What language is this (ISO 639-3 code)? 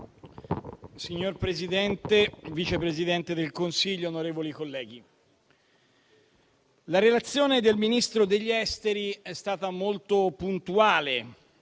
ita